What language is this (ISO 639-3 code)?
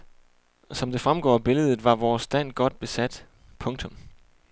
dan